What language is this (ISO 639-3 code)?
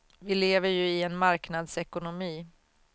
swe